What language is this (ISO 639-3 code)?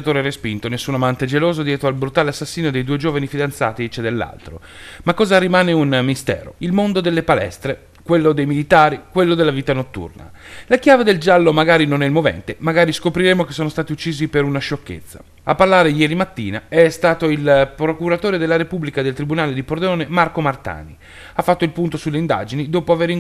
ita